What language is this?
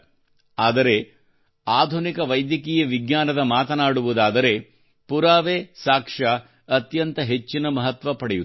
Kannada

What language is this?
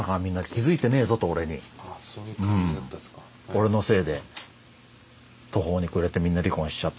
Japanese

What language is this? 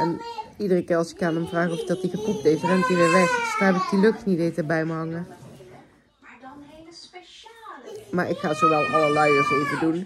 Dutch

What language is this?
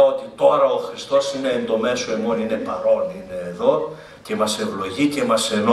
Greek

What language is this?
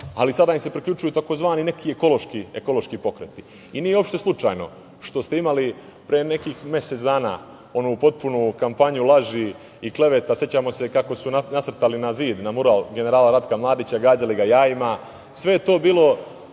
Serbian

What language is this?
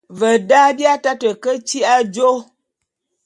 Bulu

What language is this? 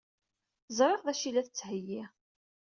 Kabyle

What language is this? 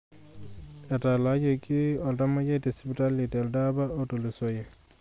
Masai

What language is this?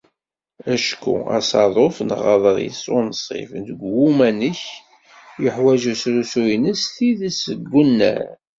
Kabyle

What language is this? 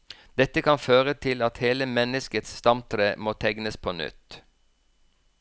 Norwegian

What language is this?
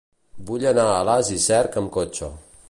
Catalan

